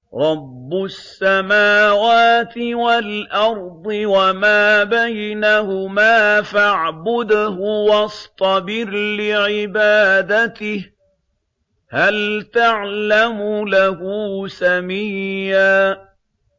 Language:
Arabic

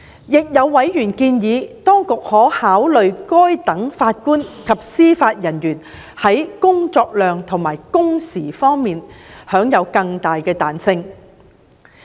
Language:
Cantonese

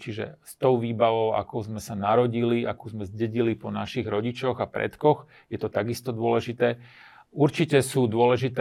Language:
Slovak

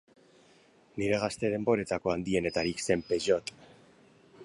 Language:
Basque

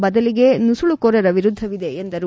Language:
Kannada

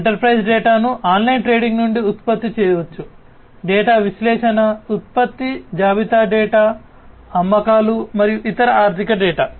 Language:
Telugu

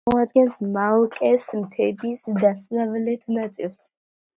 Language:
Georgian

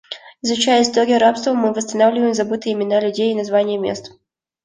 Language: Russian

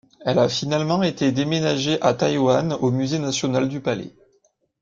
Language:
French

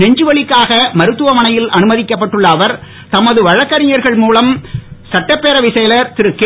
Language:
Tamil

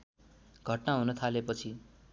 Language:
Nepali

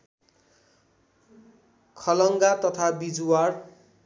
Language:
Nepali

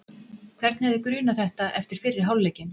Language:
Icelandic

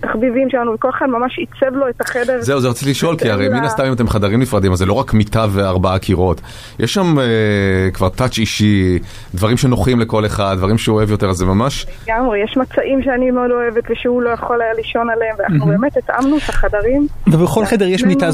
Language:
Hebrew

